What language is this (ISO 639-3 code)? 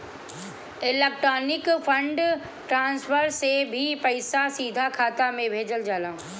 bho